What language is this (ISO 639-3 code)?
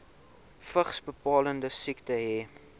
afr